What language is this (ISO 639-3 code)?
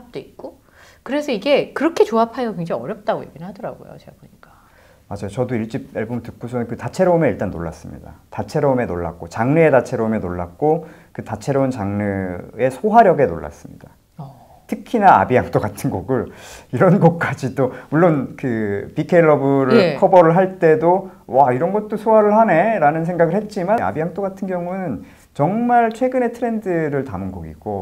kor